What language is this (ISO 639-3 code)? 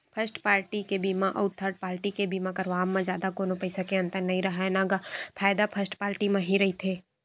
hne